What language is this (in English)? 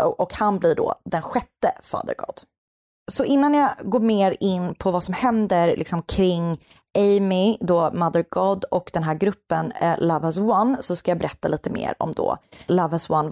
Swedish